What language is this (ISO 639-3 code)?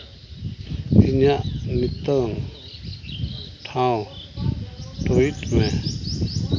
sat